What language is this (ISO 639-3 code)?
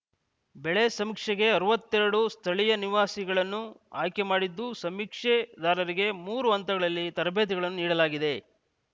kan